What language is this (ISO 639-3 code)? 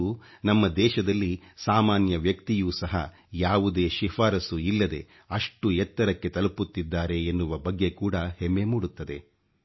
kan